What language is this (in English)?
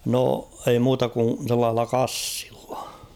Finnish